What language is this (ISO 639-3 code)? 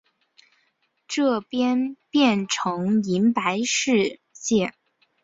zho